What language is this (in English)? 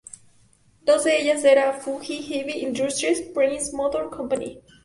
Spanish